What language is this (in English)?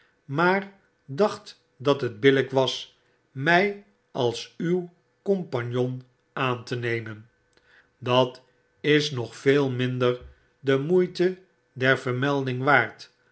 Dutch